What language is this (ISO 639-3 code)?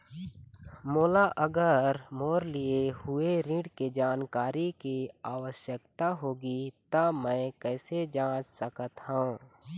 hne